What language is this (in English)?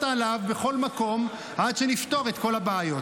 Hebrew